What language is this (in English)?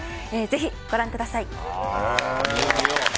Japanese